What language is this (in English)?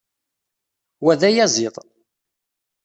Kabyle